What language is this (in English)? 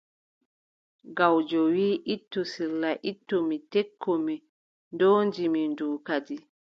Adamawa Fulfulde